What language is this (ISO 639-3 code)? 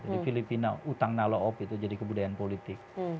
ind